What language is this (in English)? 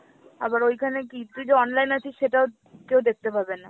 Bangla